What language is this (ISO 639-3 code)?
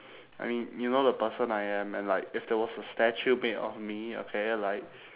eng